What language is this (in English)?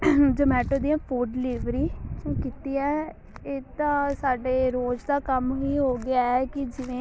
Punjabi